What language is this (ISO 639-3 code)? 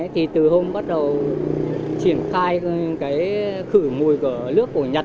vie